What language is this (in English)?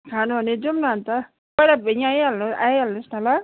Nepali